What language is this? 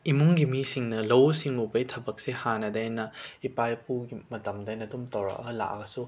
Manipuri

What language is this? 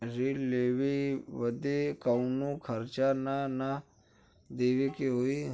Bhojpuri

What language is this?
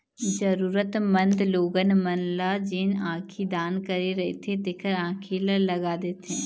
Chhattisgarhi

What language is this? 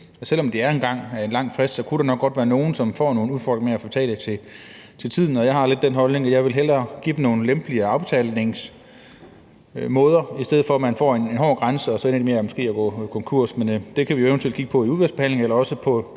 Danish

